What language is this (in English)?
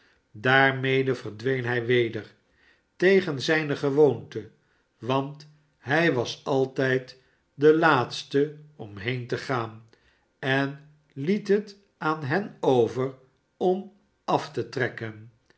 Dutch